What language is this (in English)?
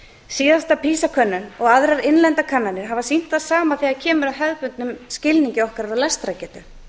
Icelandic